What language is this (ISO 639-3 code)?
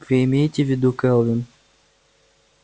rus